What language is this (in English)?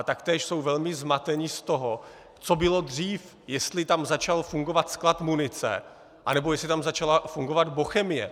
Czech